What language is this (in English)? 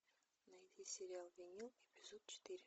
Russian